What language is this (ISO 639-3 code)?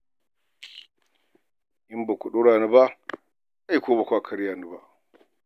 hau